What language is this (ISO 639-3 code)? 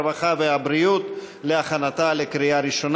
heb